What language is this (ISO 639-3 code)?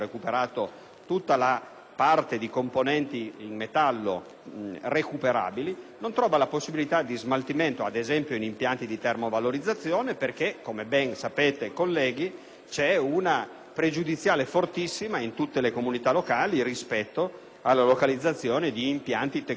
ita